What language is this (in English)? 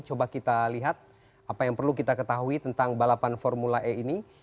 Indonesian